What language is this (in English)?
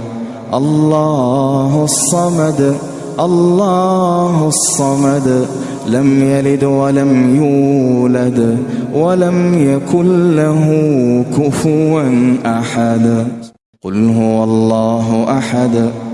Arabic